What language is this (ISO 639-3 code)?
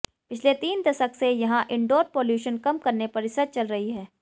hin